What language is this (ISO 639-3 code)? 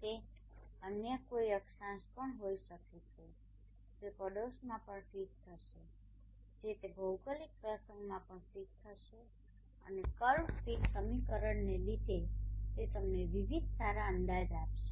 guj